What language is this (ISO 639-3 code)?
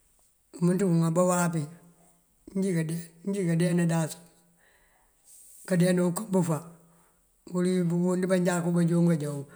mfv